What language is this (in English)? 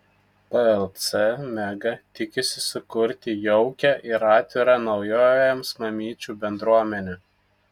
Lithuanian